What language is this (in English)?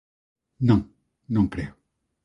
Galician